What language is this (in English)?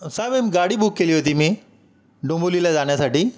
Marathi